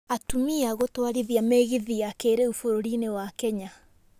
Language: Kikuyu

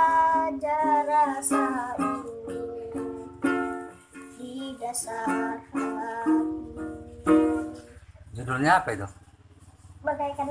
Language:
Indonesian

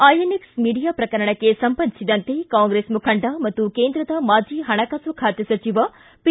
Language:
Kannada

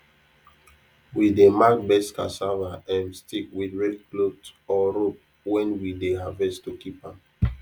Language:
Nigerian Pidgin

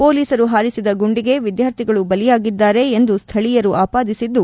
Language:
Kannada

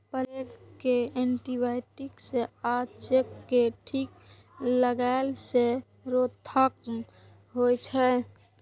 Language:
Maithili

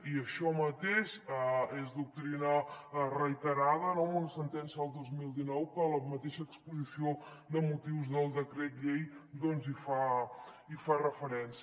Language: Catalan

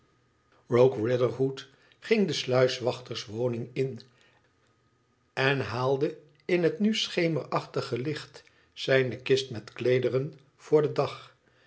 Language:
Dutch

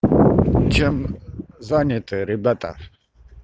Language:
Russian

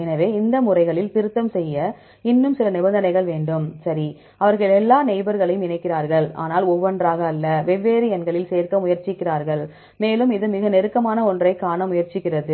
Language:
Tamil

